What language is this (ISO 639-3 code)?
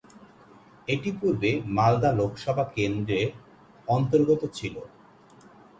ben